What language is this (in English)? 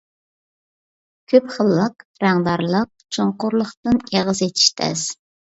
Uyghur